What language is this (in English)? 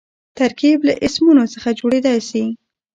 Pashto